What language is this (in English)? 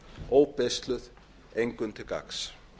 Icelandic